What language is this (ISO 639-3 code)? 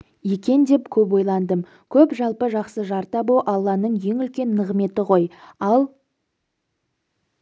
kaz